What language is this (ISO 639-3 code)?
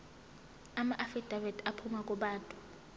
zul